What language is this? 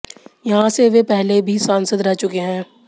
Hindi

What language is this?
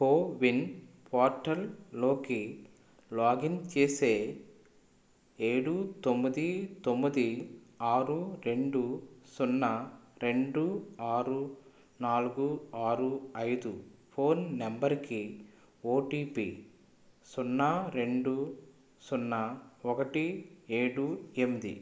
Telugu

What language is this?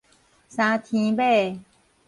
Min Nan Chinese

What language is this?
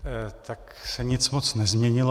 Czech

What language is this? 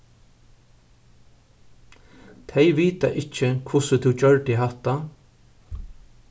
Faroese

